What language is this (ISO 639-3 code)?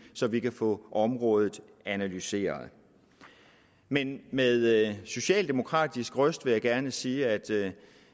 dan